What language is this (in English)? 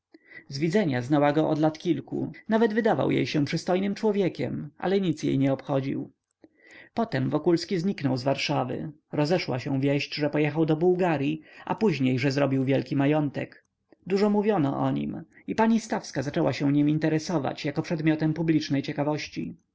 Polish